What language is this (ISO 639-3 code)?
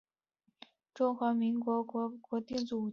zho